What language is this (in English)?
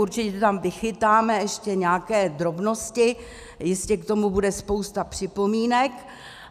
Czech